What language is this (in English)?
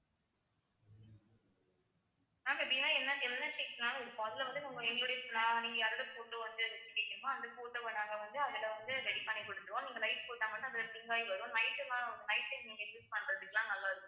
Tamil